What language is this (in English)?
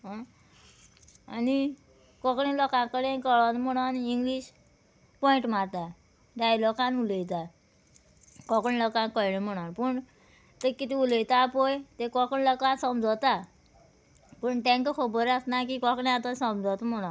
Konkani